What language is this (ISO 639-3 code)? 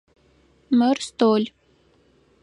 ady